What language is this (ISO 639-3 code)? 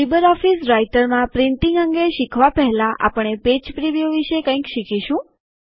guj